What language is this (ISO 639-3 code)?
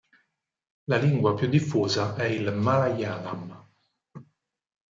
ita